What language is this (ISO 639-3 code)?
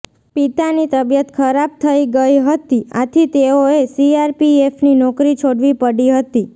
guj